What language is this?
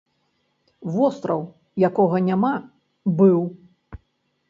Belarusian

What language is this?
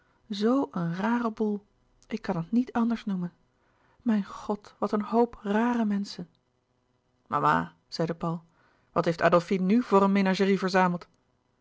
Dutch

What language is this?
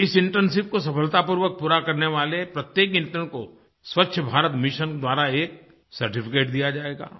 Hindi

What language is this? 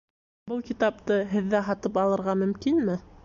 Bashkir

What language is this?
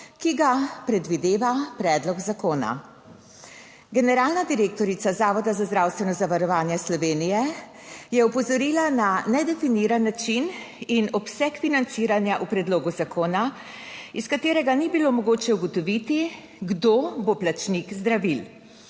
Slovenian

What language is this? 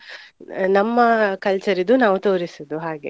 Kannada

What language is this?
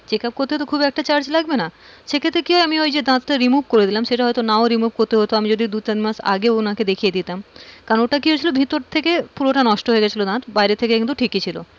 Bangla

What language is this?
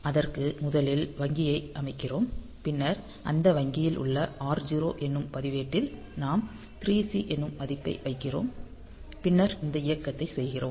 Tamil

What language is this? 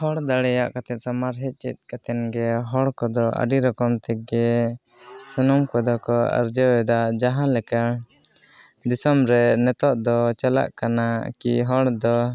Santali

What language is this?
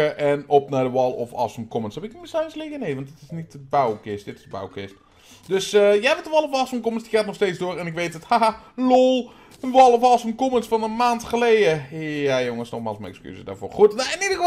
Dutch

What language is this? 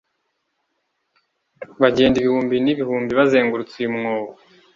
Kinyarwanda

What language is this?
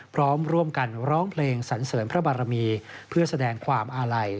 Thai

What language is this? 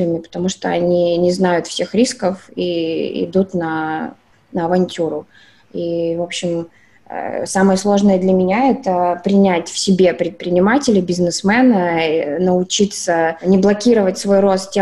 Russian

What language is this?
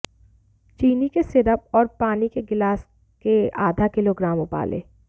Hindi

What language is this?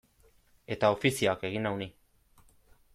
Basque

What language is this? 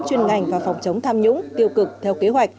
Vietnamese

